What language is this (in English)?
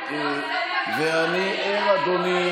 Hebrew